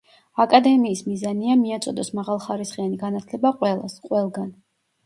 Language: Georgian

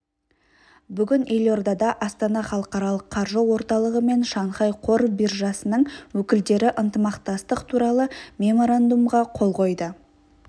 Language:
Kazakh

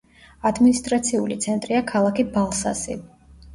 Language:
Georgian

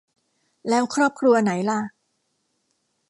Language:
Thai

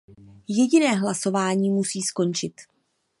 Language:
Czech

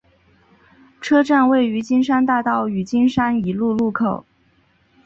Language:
Chinese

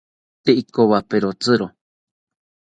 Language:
South Ucayali Ashéninka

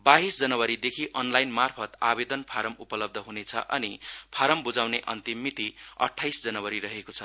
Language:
Nepali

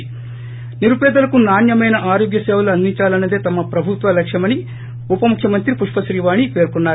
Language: Telugu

